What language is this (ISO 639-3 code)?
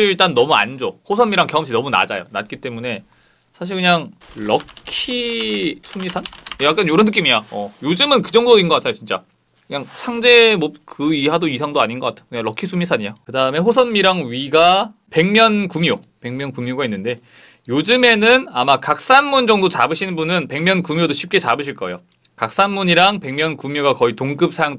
kor